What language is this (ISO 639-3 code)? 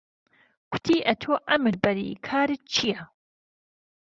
ckb